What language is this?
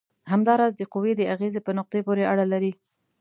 Pashto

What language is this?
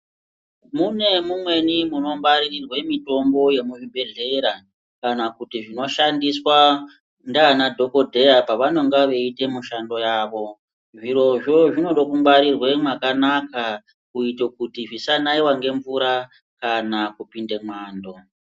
Ndau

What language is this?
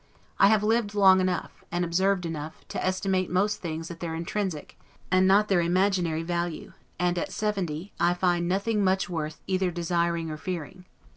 English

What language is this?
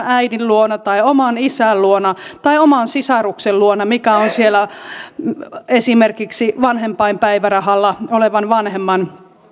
Finnish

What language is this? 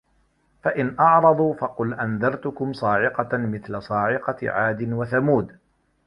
Arabic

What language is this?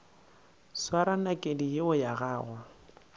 Northern Sotho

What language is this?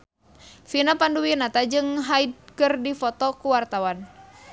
Sundanese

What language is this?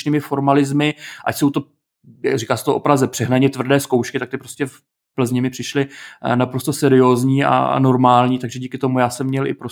Czech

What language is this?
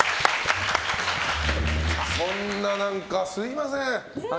Japanese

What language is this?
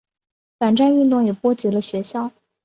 Chinese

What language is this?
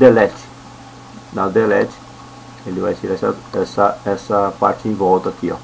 Portuguese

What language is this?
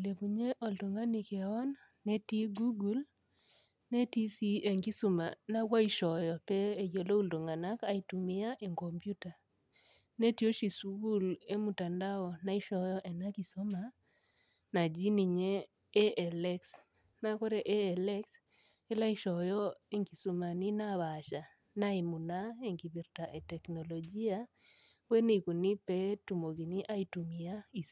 Masai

